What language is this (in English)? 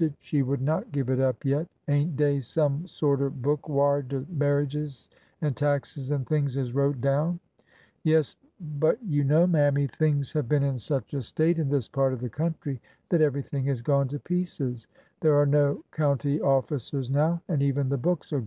English